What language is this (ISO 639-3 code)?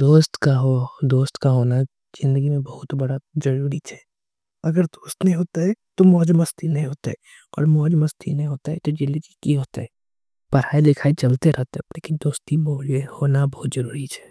anp